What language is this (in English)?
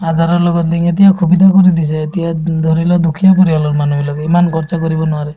Assamese